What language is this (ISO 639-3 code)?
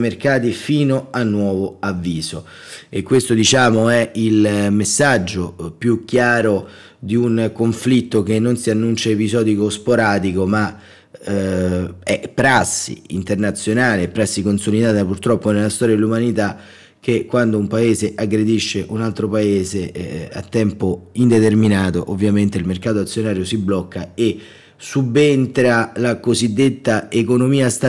ita